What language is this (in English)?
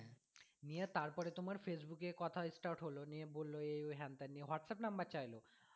Bangla